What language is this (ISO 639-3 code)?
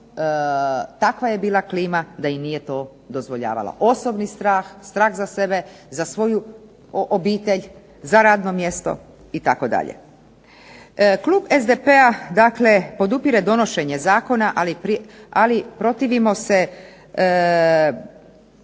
hrv